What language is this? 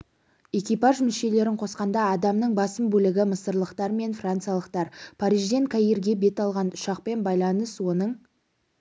Kazakh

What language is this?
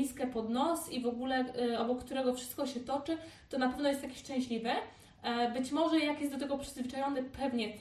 Polish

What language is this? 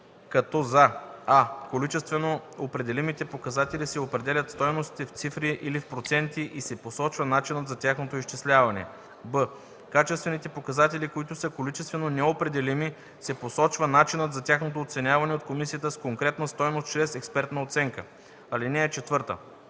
Bulgarian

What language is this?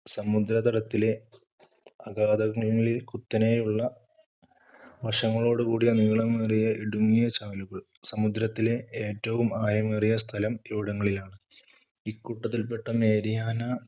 Malayalam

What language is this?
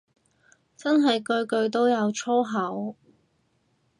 Cantonese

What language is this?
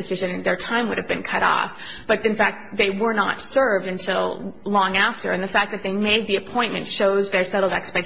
English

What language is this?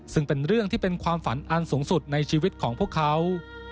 Thai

